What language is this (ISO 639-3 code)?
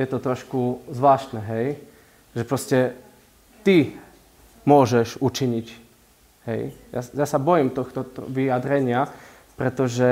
slk